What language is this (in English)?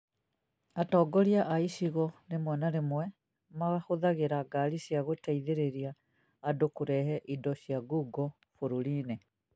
Kikuyu